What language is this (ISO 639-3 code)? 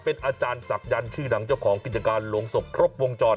tha